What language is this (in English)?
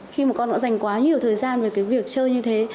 Vietnamese